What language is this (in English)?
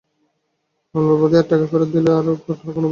Bangla